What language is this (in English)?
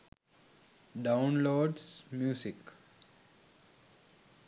Sinhala